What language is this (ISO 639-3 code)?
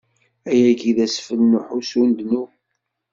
kab